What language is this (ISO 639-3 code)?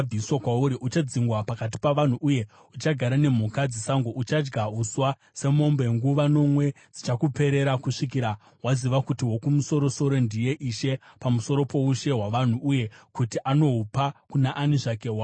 sna